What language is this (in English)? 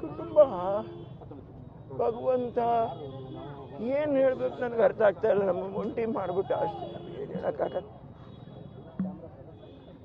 Arabic